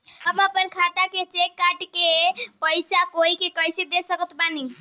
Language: Bhojpuri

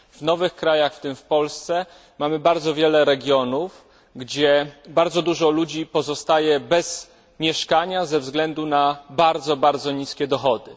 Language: Polish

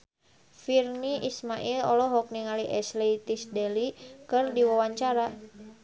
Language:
Sundanese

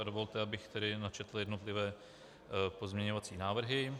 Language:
Czech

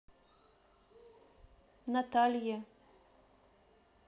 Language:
Russian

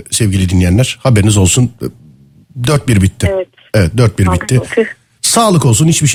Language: Turkish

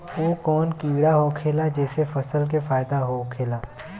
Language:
Bhojpuri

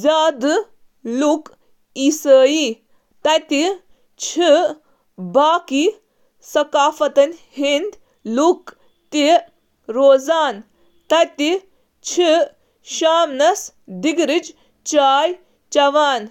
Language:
Kashmiri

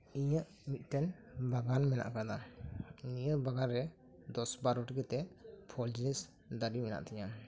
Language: Santali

